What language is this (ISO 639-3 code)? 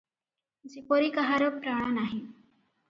ori